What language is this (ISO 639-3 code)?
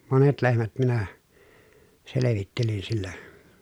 fin